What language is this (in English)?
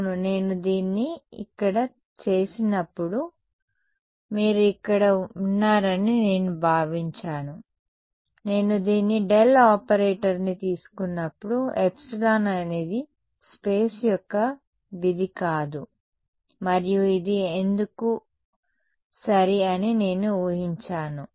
Telugu